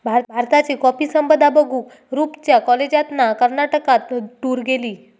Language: Marathi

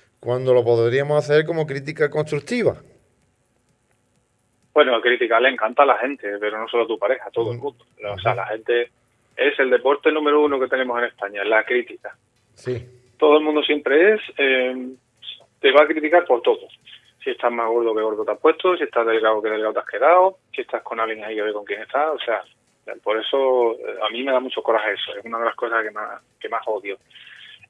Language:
Spanish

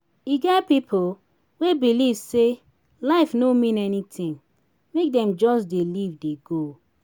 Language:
Nigerian Pidgin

